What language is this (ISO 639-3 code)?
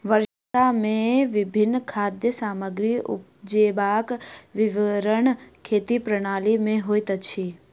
mai